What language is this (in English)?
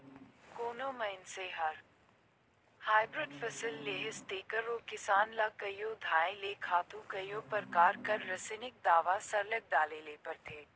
Chhattisgarhi